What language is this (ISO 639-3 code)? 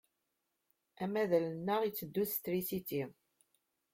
kab